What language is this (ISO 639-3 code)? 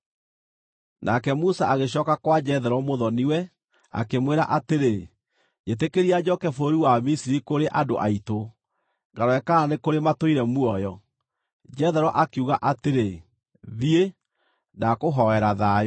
kik